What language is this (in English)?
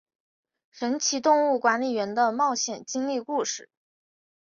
Chinese